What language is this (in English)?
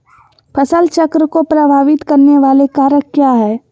Magahi